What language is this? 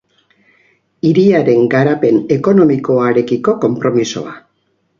Basque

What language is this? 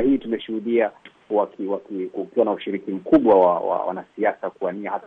Swahili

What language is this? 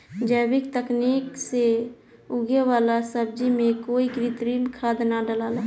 Bhojpuri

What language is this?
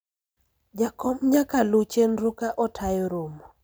Luo (Kenya and Tanzania)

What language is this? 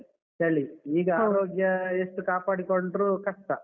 Kannada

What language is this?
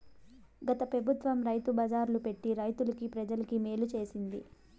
Telugu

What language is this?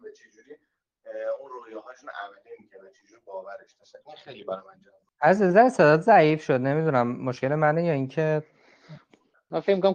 Persian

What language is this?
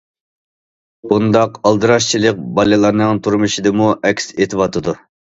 Uyghur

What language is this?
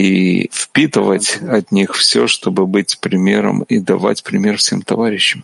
Russian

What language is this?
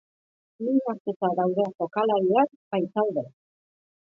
Basque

